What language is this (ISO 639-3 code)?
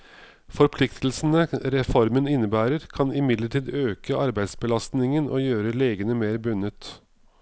nor